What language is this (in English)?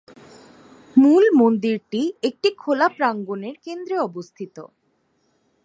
Bangla